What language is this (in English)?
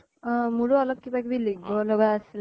Assamese